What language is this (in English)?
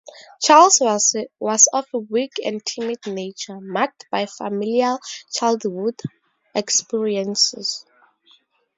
English